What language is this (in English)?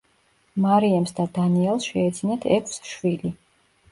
Georgian